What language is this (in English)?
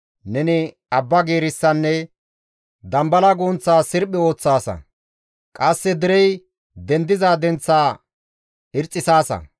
Gamo